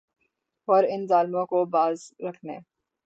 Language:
Urdu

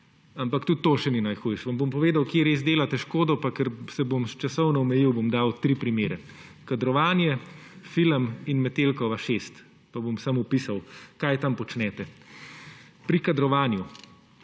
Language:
Slovenian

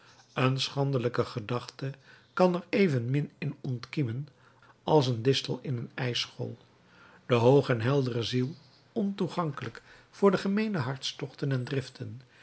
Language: Dutch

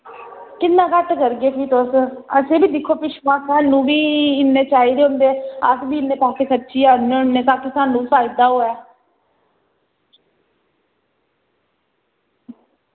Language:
Dogri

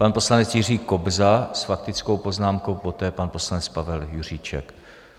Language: Czech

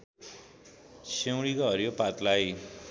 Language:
Nepali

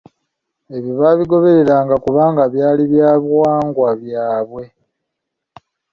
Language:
Ganda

